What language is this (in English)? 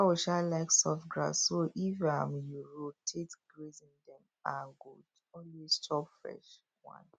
Nigerian Pidgin